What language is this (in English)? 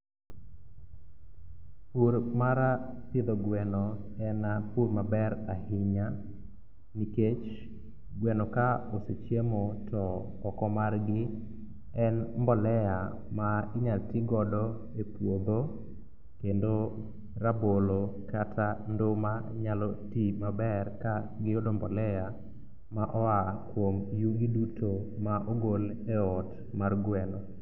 Luo (Kenya and Tanzania)